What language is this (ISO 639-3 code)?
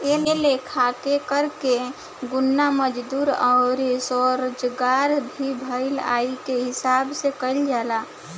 bho